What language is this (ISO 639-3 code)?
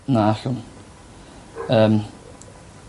cym